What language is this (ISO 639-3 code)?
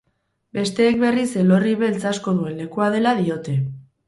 eus